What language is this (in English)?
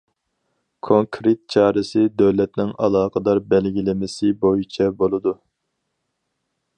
Uyghur